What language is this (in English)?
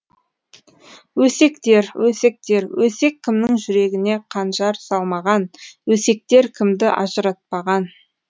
Kazakh